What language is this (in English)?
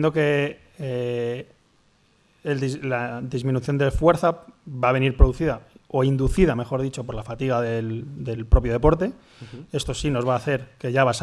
Spanish